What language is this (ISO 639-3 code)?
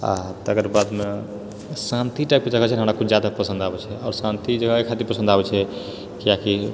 mai